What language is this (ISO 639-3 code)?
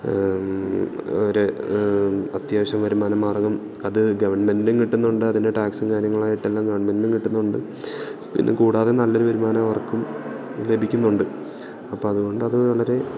mal